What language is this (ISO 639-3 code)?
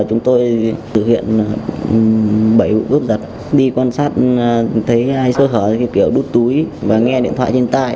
vie